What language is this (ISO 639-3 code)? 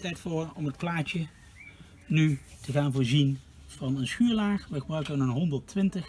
nld